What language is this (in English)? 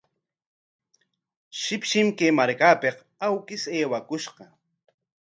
Corongo Ancash Quechua